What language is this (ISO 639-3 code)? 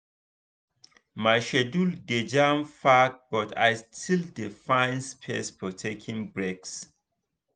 pcm